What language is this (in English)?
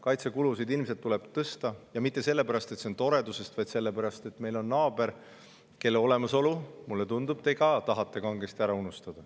Estonian